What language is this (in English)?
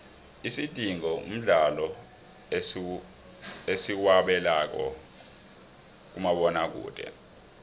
South Ndebele